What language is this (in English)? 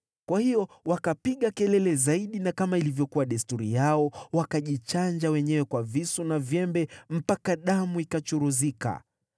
Swahili